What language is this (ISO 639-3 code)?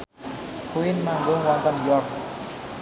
jav